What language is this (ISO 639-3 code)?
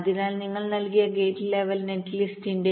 mal